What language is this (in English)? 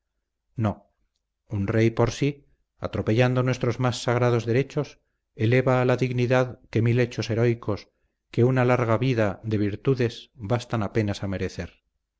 Spanish